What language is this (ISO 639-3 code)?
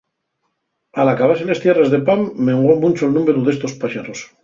ast